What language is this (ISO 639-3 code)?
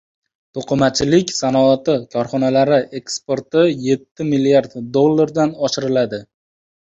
uzb